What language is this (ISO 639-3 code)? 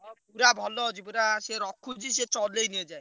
ori